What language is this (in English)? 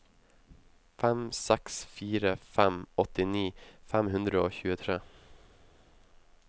Norwegian